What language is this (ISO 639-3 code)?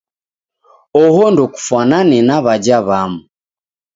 dav